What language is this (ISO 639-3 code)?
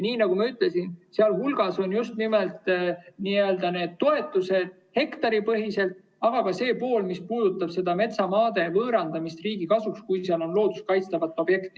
est